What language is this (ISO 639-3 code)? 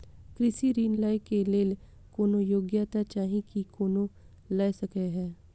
mai